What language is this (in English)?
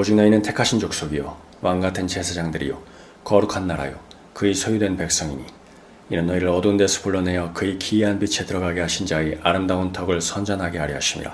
Korean